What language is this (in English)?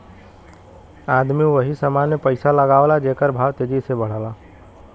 Bhojpuri